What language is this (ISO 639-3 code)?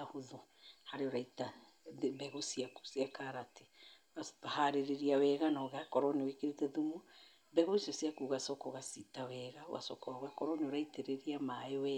kik